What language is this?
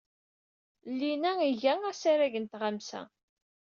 Kabyle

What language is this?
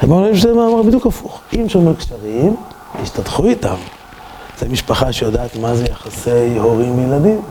Hebrew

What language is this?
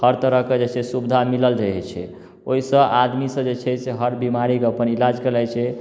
Maithili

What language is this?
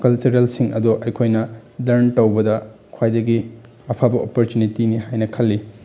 Manipuri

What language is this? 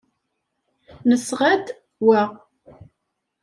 Kabyle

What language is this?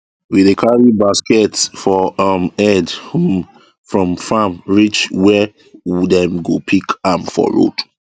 Nigerian Pidgin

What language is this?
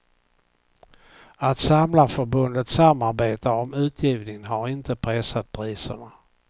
Swedish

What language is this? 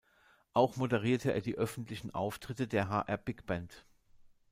German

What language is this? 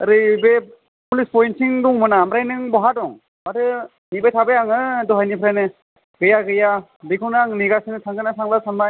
Bodo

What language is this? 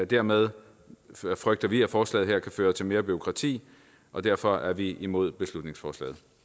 Danish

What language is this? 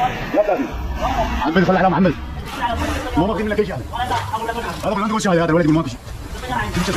Arabic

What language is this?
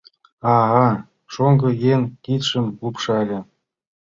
Mari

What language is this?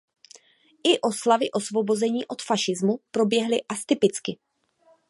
Czech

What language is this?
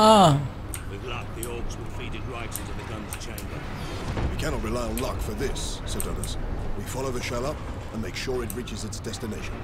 Romanian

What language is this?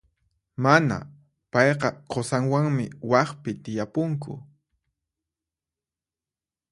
Puno Quechua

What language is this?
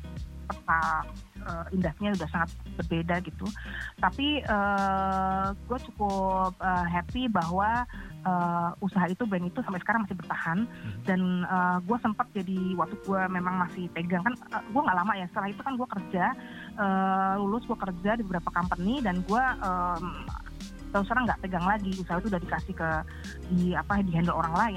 Indonesian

